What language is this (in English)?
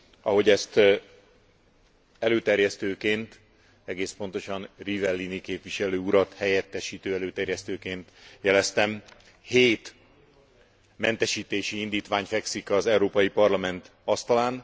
Hungarian